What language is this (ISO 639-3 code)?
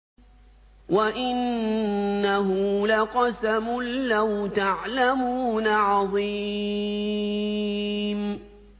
ara